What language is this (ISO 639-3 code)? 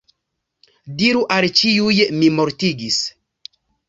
epo